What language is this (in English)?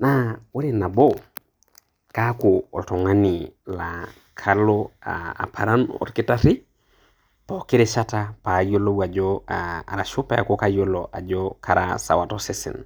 Masai